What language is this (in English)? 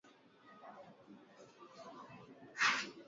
Swahili